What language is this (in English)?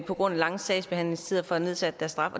Danish